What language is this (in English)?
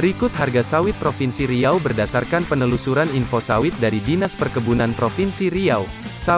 Indonesian